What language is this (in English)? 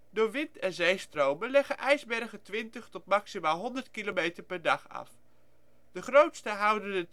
Dutch